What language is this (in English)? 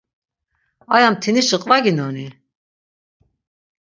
Laz